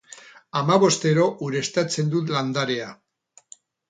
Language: Basque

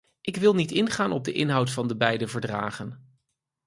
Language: Dutch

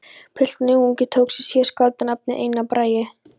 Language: Icelandic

